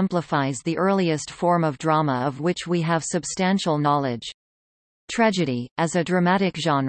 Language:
English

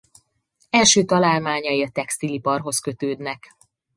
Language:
Hungarian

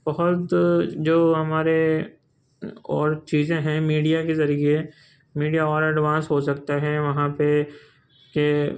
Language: Urdu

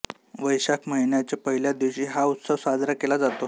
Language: Marathi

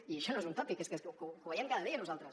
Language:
Catalan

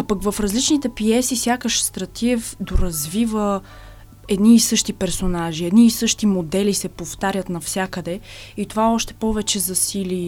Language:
Bulgarian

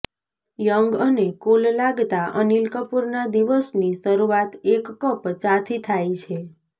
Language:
Gujarati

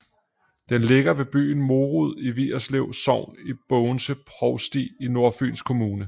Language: Danish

